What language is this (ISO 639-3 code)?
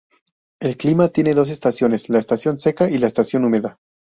spa